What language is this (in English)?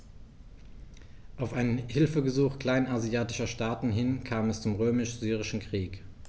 German